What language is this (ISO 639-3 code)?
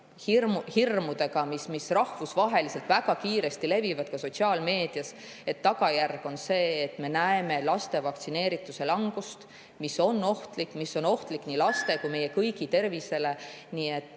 est